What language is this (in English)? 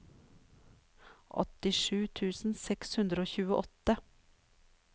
Norwegian